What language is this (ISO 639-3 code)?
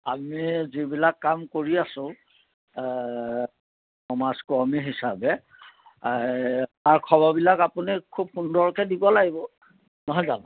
asm